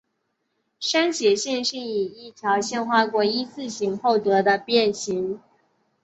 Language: Chinese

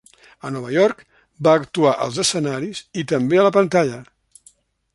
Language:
Catalan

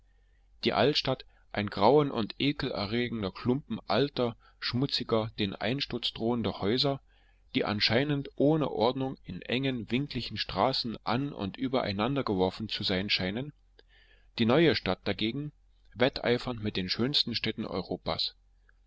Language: German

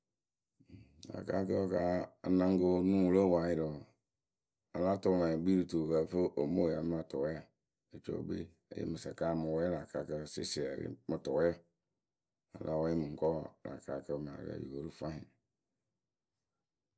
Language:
Akebu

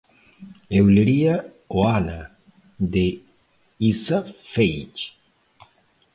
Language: Portuguese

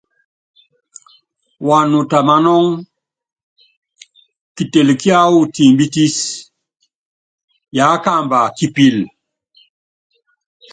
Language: Yangben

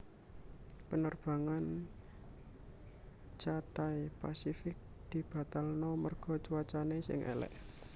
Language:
Javanese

